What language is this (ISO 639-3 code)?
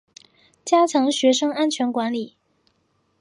zho